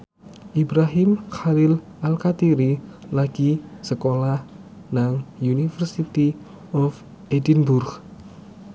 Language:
Javanese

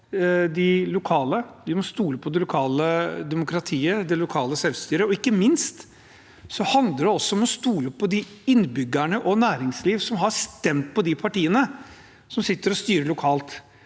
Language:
Norwegian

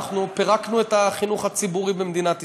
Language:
Hebrew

